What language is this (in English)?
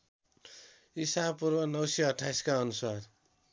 Nepali